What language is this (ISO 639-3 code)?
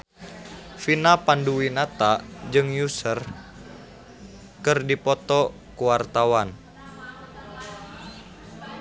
sun